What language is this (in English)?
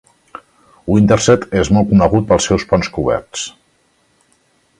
Catalan